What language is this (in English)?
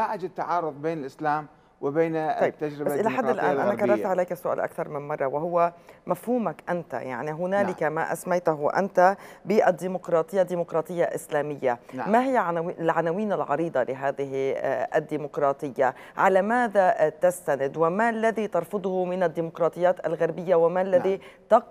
Arabic